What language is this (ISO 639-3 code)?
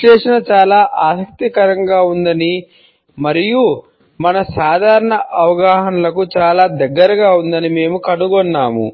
tel